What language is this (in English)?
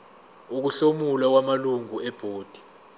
Zulu